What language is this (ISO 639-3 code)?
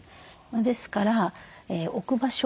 jpn